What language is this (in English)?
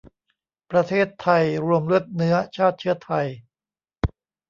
Thai